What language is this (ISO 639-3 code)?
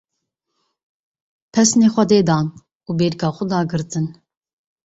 kur